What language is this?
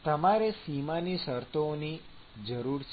Gujarati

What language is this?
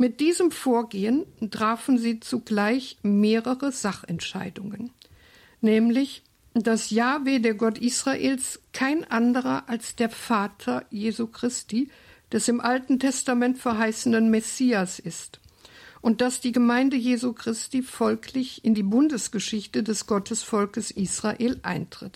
German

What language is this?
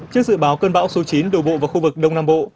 Vietnamese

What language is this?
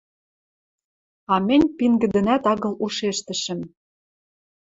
Western Mari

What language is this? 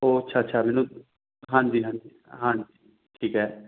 Punjabi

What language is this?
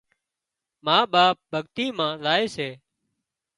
Wadiyara Koli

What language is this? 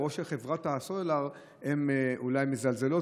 Hebrew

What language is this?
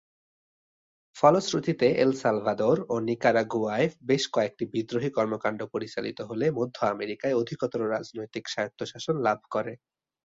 Bangla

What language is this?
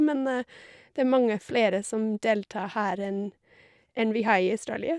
Norwegian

